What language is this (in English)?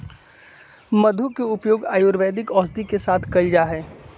Magahi